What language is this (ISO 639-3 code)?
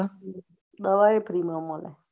guj